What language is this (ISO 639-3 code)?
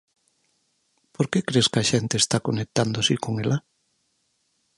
glg